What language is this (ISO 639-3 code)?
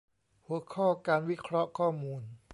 tha